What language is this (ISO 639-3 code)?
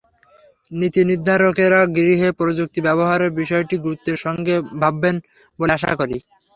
ben